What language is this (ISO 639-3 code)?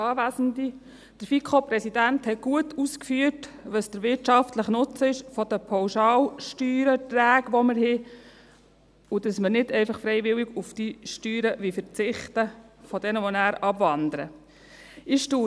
gsw